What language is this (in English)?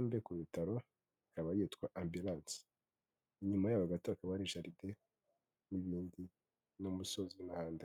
Kinyarwanda